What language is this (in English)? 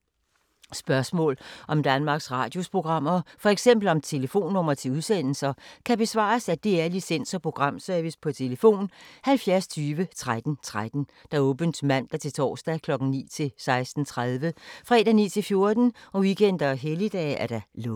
Danish